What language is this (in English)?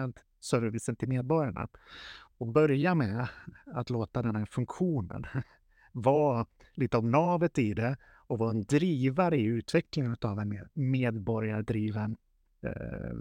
Swedish